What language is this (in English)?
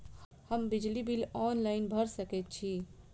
Maithili